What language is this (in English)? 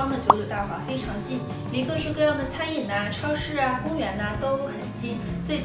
Chinese